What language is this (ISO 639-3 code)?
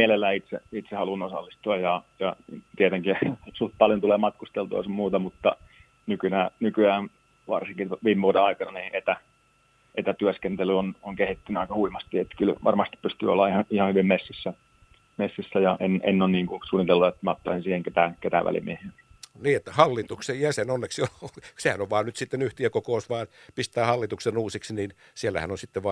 fin